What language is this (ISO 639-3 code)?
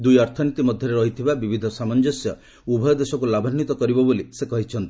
ori